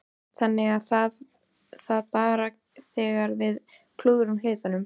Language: Icelandic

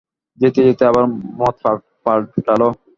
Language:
Bangla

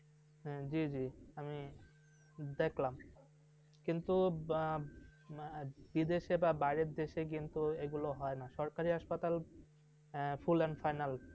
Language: Bangla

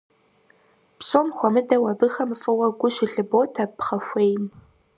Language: Kabardian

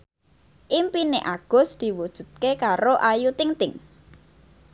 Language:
Javanese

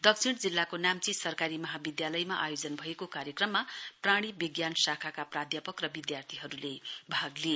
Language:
Nepali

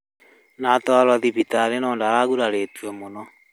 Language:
Kikuyu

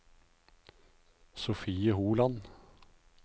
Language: Norwegian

